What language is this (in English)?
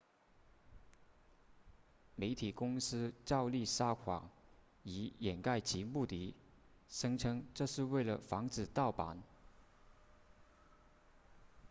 Chinese